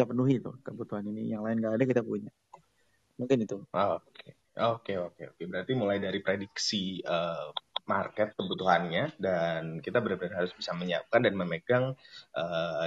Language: Indonesian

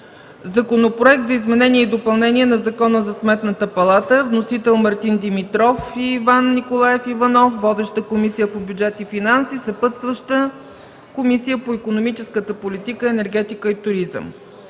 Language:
Bulgarian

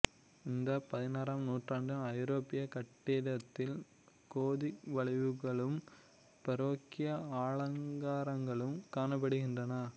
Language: Tamil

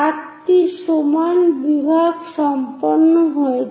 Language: Bangla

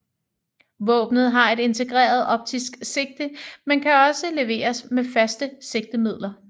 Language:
Danish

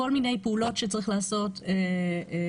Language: Hebrew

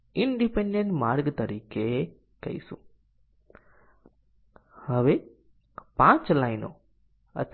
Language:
Gujarati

